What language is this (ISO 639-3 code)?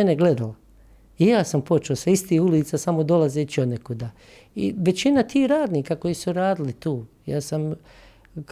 hrv